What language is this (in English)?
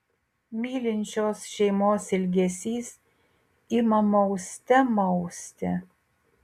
Lithuanian